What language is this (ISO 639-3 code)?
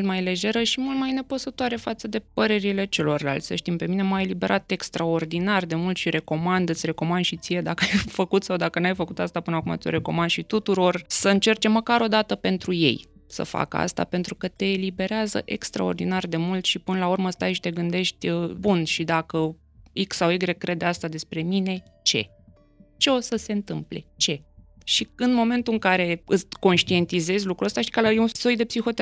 ron